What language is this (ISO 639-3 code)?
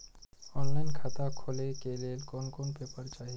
mai